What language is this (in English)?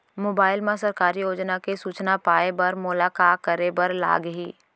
Chhattisgarhi